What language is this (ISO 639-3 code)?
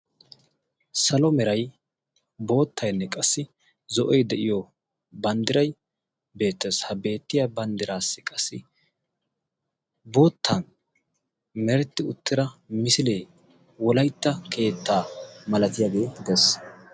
wal